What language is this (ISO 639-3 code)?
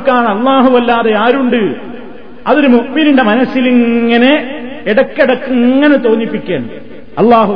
mal